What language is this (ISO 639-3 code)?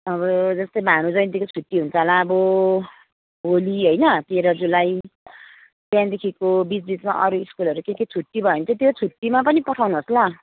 nep